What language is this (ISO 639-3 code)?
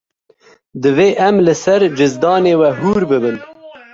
kur